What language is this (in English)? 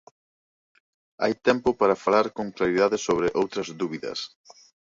Galician